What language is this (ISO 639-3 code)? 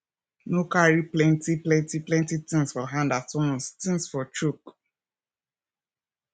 pcm